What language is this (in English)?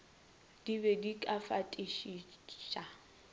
Northern Sotho